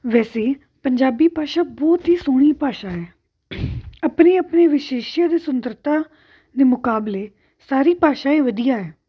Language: Punjabi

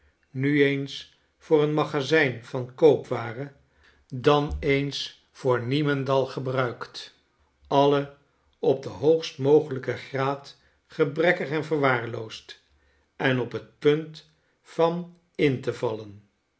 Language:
Dutch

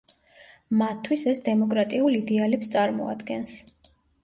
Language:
Georgian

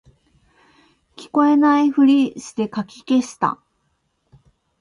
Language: Japanese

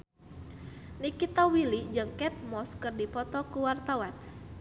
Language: Sundanese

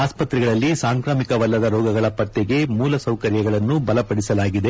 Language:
Kannada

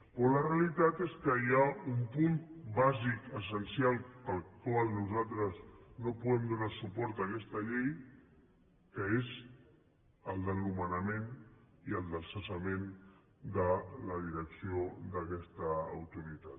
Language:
Catalan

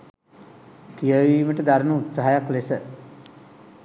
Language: Sinhala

